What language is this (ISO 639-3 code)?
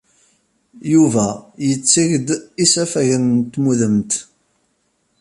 kab